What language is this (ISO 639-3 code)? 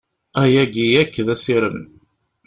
kab